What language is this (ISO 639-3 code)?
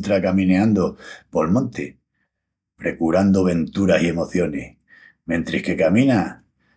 ext